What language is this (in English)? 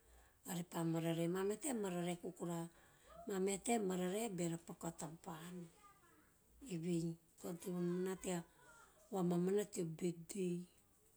Teop